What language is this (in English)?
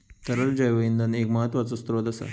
Marathi